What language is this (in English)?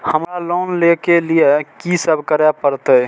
Maithili